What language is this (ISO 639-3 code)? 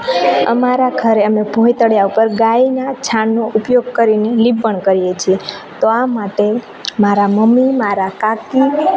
guj